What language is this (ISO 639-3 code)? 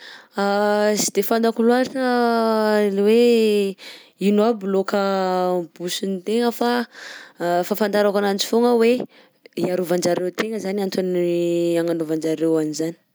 bzc